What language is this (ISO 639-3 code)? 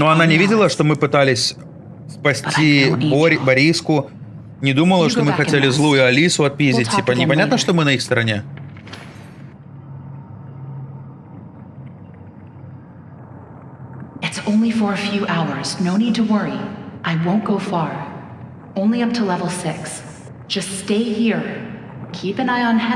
rus